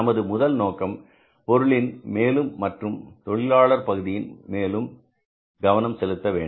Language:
Tamil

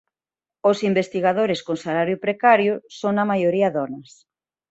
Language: Galician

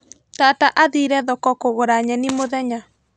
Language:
Kikuyu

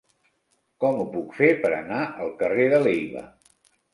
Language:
Catalan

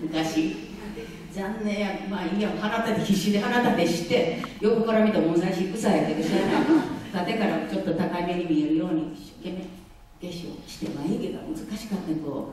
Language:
Japanese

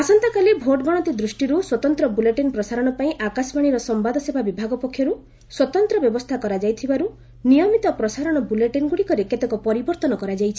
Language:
Odia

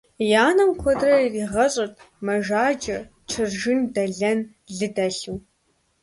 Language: Kabardian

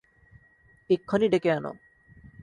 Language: Bangla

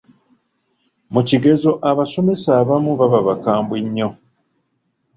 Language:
Ganda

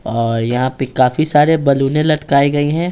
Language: Hindi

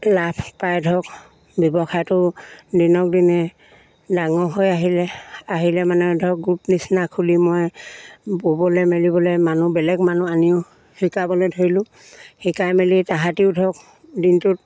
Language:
Assamese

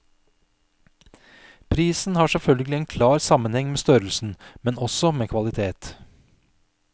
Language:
Norwegian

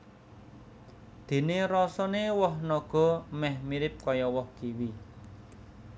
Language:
Javanese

